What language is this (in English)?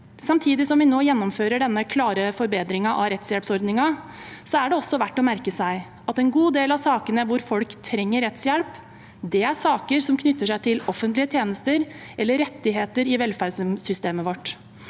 Norwegian